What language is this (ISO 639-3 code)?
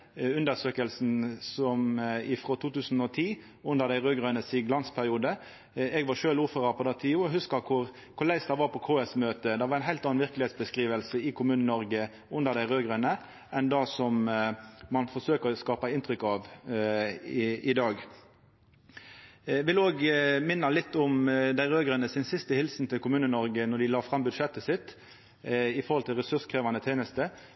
nno